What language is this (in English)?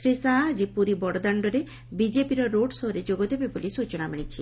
Odia